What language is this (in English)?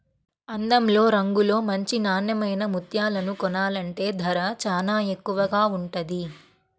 Telugu